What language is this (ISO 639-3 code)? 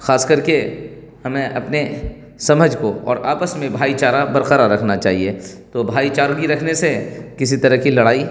urd